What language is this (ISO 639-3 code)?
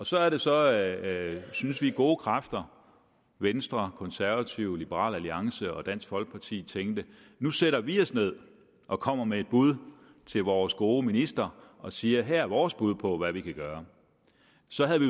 dan